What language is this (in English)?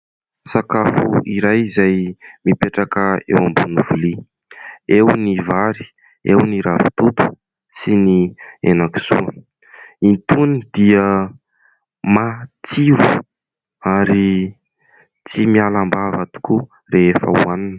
Malagasy